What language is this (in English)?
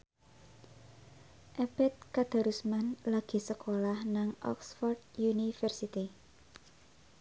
Javanese